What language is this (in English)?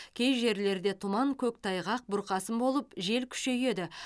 Kazakh